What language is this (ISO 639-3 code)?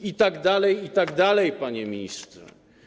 pol